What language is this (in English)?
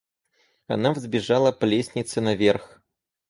Russian